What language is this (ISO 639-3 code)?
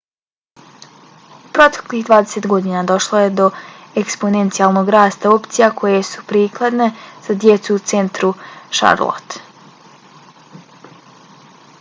bos